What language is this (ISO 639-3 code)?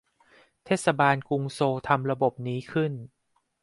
tha